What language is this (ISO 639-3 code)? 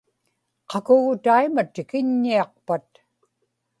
ipk